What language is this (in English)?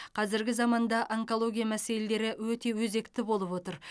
Kazakh